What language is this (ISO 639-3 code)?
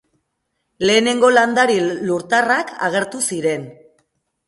eus